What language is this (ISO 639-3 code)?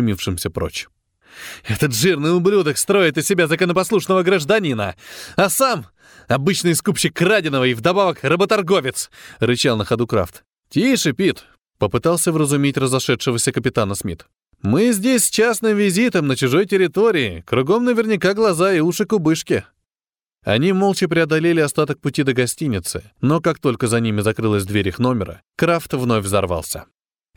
rus